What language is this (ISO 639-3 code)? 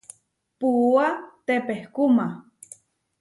var